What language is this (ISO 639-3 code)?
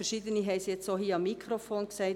gsw